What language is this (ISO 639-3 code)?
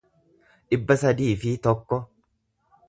orm